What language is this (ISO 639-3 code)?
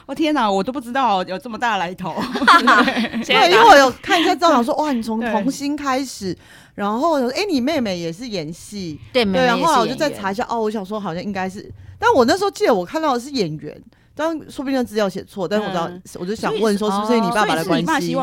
zho